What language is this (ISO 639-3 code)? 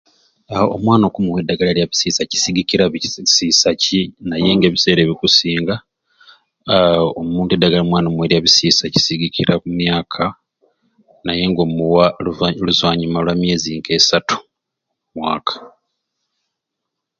ruc